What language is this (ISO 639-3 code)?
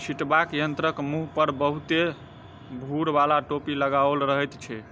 mai